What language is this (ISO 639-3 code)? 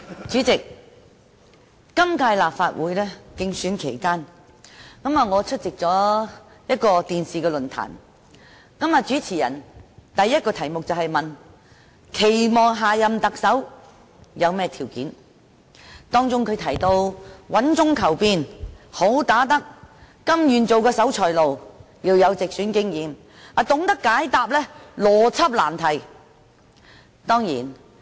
yue